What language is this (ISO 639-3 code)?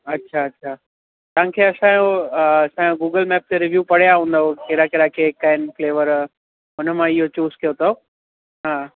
snd